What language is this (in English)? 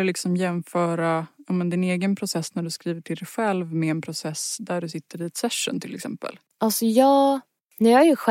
Swedish